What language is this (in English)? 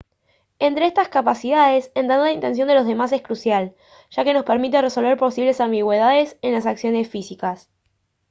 Spanish